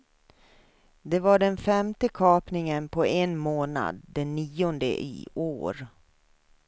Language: Swedish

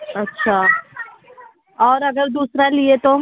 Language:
Urdu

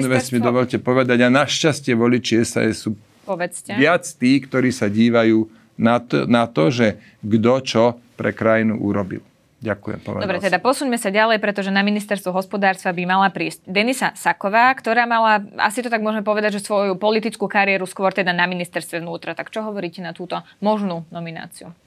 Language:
Slovak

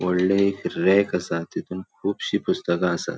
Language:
Konkani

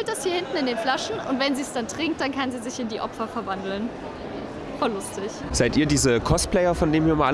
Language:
German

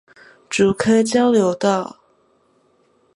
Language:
Chinese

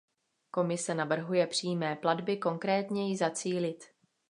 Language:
Czech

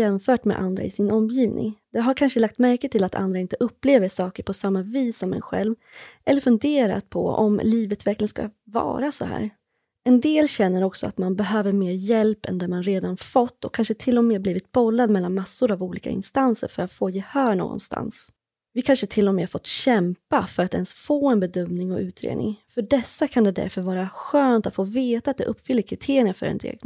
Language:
Swedish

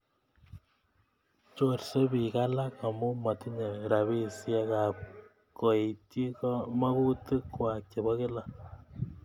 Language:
Kalenjin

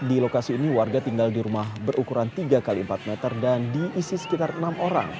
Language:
Indonesian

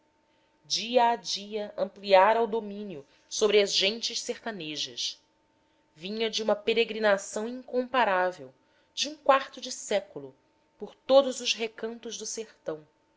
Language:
Portuguese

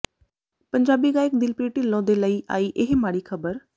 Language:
Punjabi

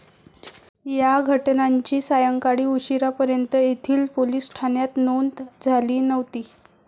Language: Marathi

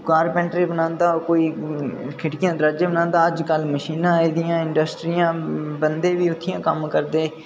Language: Dogri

